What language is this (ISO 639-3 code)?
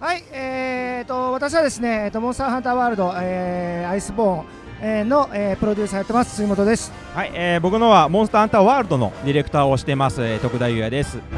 jpn